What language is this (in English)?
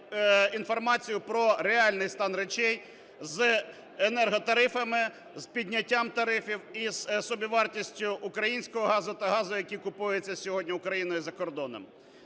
Ukrainian